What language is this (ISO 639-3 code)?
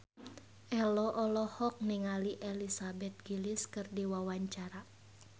sun